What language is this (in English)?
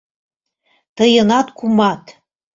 Mari